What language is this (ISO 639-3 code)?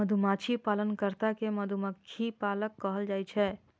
mai